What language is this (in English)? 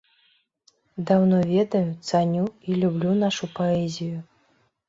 Belarusian